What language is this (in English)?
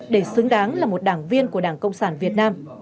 Vietnamese